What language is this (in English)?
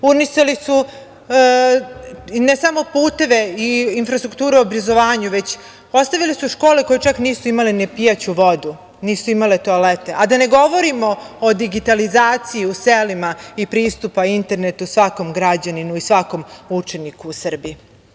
Serbian